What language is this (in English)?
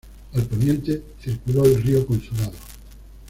Spanish